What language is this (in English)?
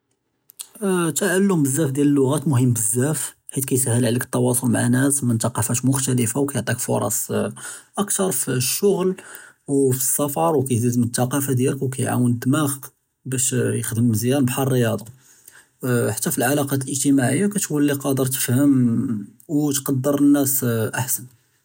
Judeo-Arabic